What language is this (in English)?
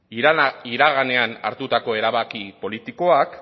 Basque